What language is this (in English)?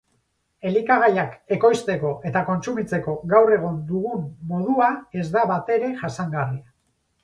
Basque